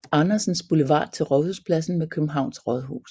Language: Danish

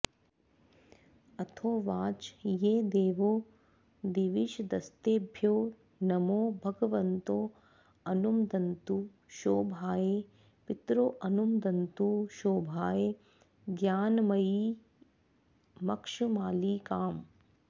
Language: Sanskrit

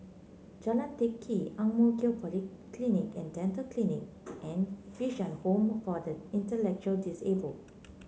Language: English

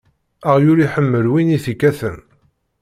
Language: Kabyle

